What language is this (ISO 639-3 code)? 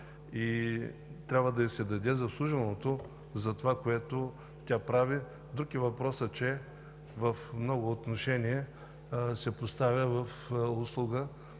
bul